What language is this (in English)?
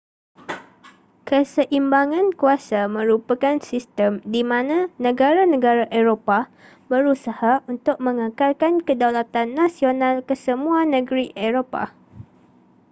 Malay